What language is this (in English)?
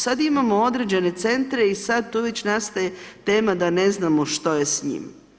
Croatian